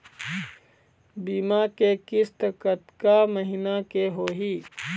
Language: Chhattisgarhi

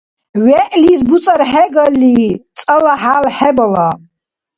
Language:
Dargwa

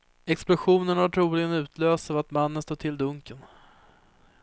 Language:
Swedish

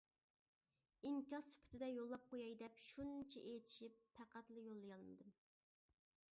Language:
Uyghur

